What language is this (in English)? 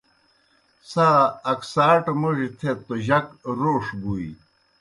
Kohistani Shina